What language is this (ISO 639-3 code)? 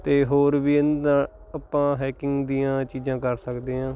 pan